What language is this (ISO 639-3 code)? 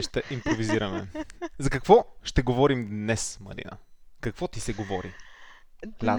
bul